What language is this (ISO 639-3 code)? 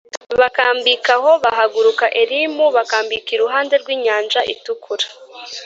kin